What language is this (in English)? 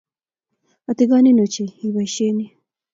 Kalenjin